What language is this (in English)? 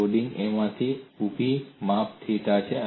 Gujarati